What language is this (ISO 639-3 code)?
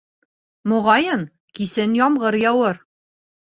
bak